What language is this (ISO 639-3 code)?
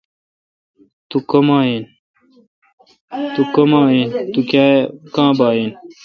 xka